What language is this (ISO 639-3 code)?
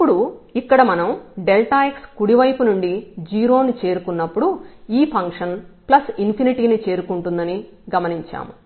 tel